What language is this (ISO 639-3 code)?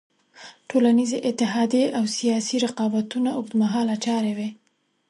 pus